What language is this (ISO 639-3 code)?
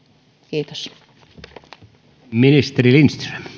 fin